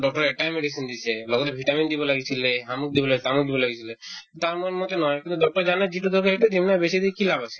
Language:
Assamese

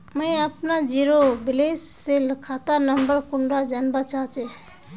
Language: Magahi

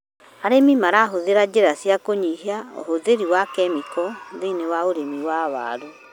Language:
Kikuyu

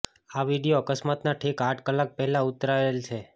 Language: Gujarati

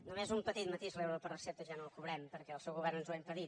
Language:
Catalan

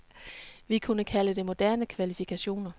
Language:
Danish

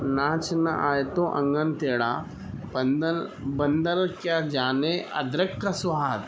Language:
Urdu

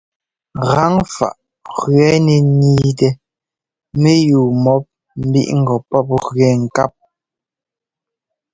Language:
Ngomba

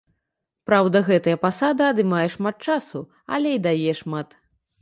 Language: Belarusian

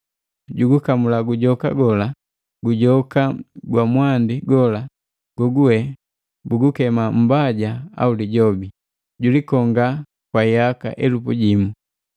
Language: Matengo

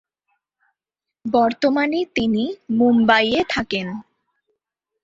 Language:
Bangla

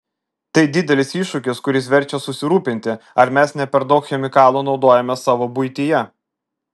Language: Lithuanian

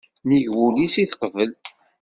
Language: Kabyle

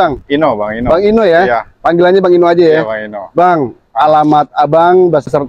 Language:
Indonesian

